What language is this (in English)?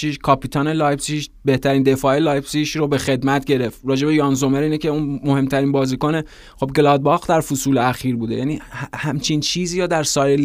Persian